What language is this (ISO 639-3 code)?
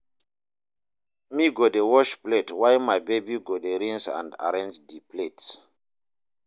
pcm